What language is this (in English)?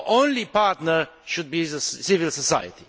English